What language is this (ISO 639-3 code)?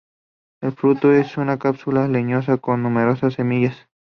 spa